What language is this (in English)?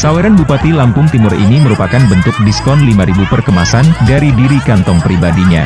Indonesian